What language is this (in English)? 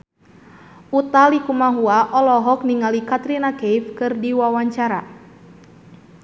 Sundanese